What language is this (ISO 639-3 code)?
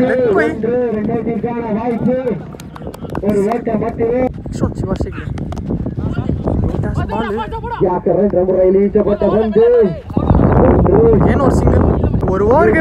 eng